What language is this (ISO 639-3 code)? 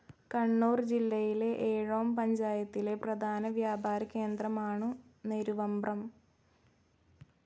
mal